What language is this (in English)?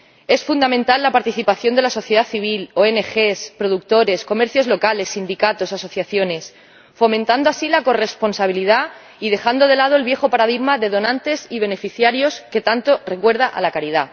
Spanish